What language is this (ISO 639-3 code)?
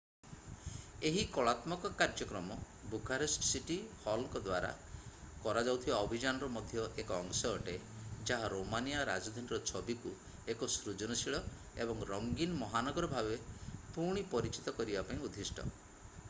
ori